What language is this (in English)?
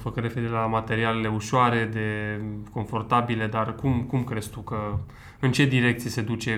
Romanian